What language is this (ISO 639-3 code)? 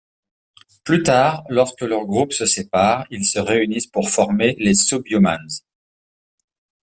fra